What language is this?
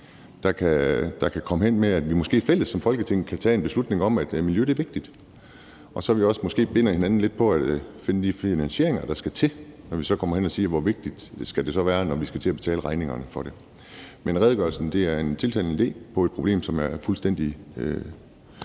Danish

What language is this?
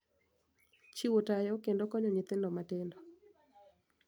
Luo (Kenya and Tanzania)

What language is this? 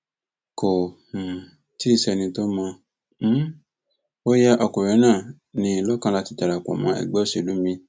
Yoruba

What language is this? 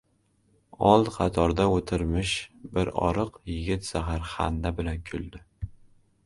Uzbek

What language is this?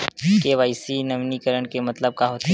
Chhattisgarhi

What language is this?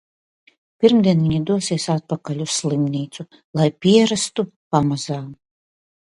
Latvian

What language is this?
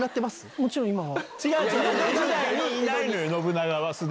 Japanese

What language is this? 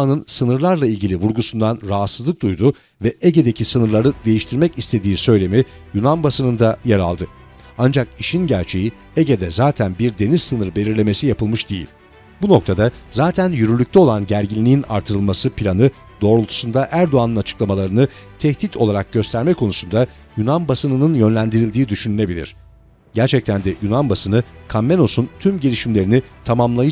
Turkish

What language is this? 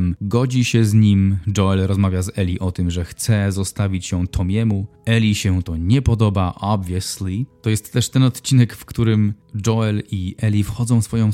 Polish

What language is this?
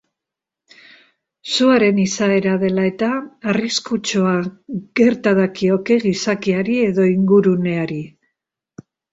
Basque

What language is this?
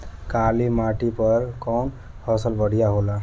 Bhojpuri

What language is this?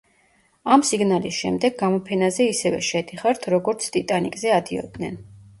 Georgian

